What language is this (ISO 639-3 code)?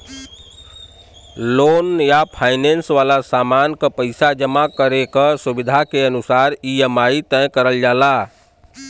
bho